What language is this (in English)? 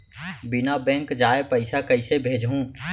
Chhattisgarhi